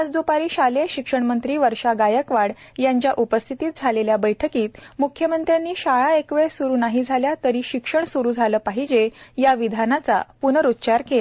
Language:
Marathi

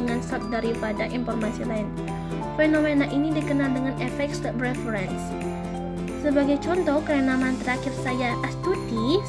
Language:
Indonesian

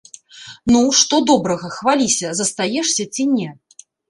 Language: Belarusian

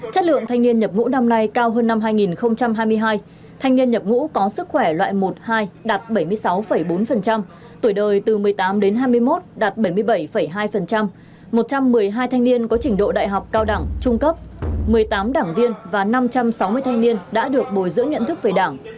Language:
Vietnamese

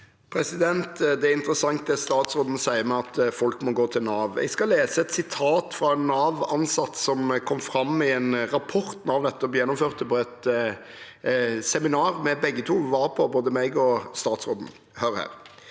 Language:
Norwegian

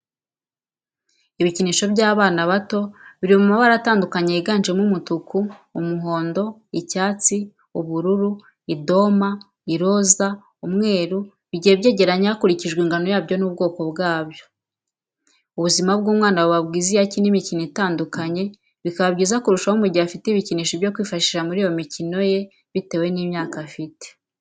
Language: Kinyarwanda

